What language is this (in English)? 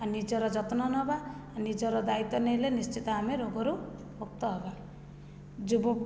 Odia